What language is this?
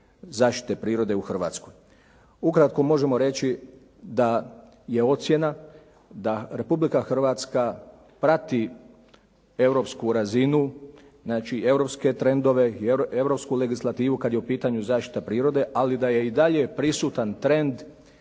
Croatian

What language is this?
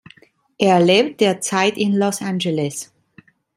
German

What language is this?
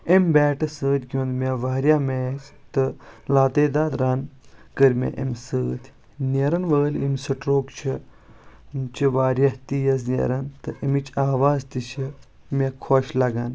Kashmiri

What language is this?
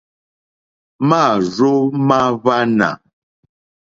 Mokpwe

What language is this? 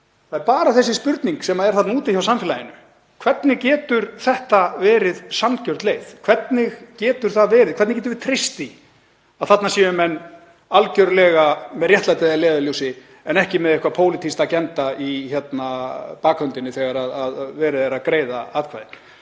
Icelandic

